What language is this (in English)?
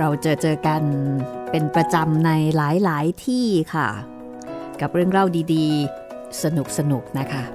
Thai